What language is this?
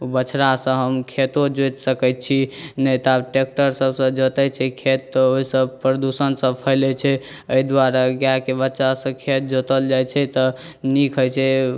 Maithili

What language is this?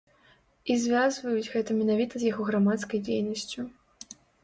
Belarusian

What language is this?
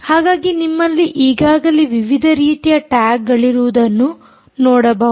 Kannada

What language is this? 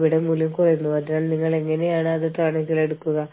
Malayalam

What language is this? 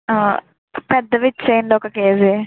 Telugu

